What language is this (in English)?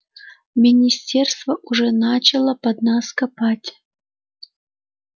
Russian